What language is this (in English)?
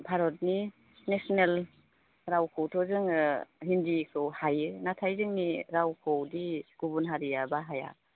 Bodo